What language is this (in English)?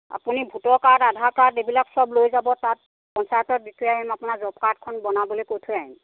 Assamese